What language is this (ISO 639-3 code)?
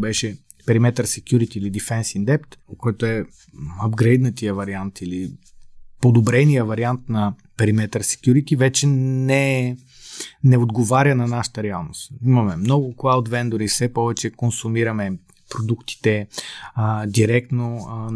bul